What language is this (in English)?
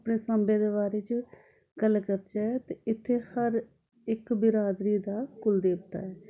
Dogri